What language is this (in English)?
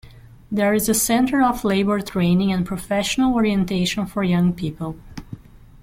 English